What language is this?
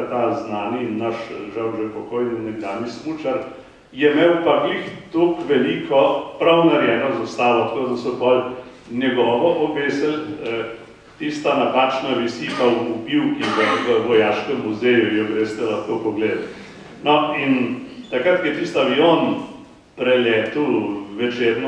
Bulgarian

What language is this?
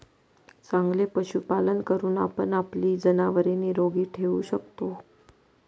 Marathi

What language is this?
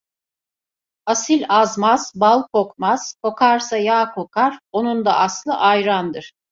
Turkish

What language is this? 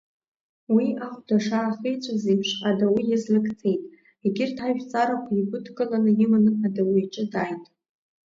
Abkhazian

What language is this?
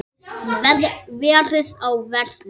Icelandic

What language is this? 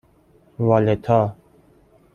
Persian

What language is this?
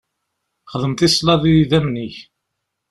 Kabyle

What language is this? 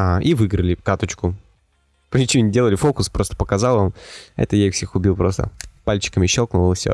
Russian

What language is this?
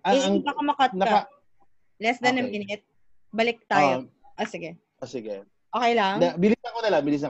Filipino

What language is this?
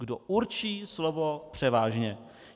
Czech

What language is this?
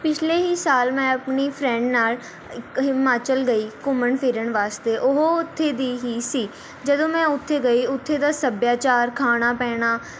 Punjabi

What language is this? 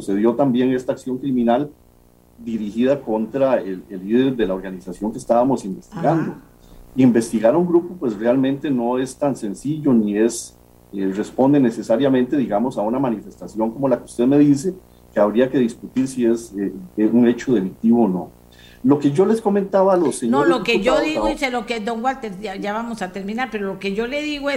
Spanish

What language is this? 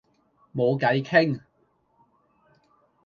Cantonese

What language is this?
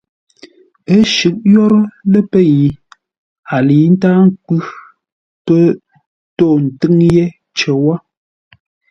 Ngombale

